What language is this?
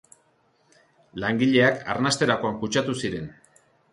Basque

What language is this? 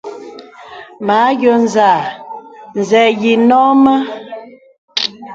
Bebele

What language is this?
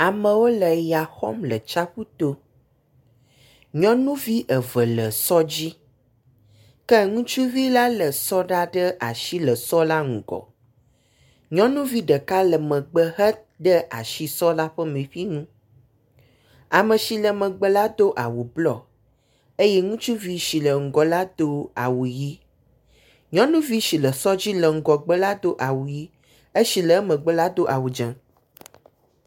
Ewe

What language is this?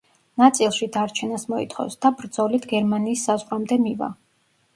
Georgian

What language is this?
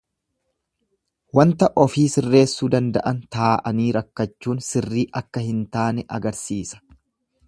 Oromo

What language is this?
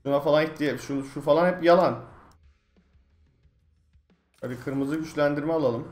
Turkish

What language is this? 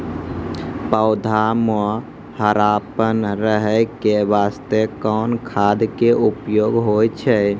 Maithili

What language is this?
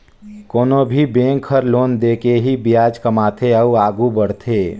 Chhattisgarhi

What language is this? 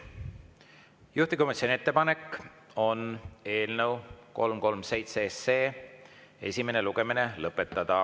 Estonian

